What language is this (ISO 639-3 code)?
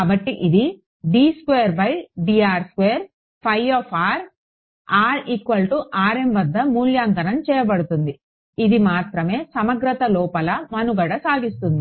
tel